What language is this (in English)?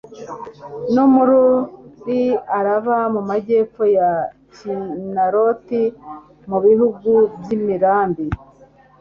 Kinyarwanda